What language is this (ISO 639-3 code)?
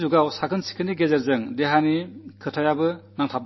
mal